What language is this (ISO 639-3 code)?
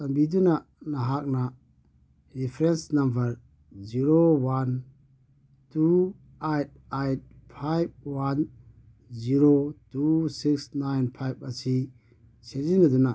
mni